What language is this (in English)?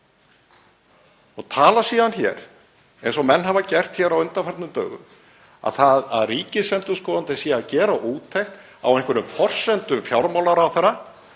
Icelandic